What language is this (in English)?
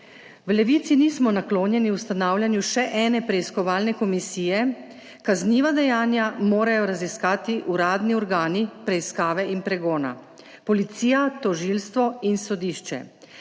Slovenian